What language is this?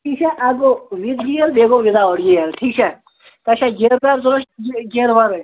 Kashmiri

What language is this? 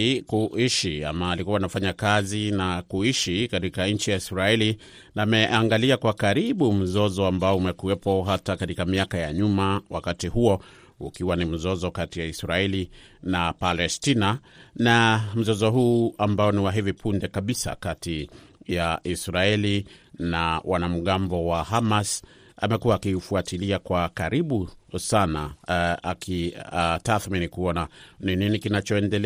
Swahili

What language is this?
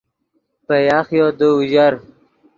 Yidgha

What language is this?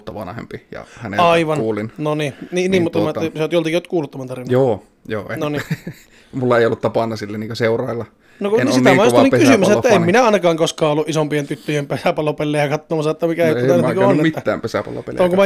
Finnish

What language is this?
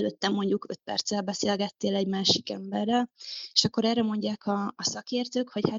Hungarian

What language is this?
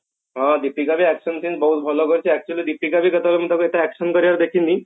Odia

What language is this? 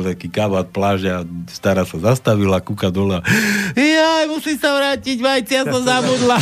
Slovak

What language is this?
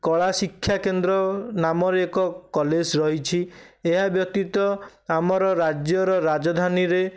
Odia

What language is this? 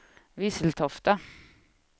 Swedish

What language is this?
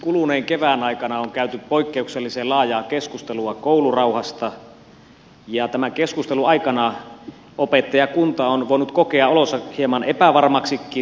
Finnish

